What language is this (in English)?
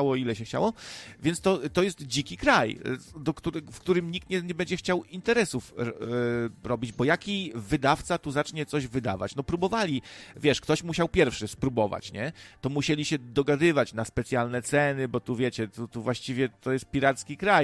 Polish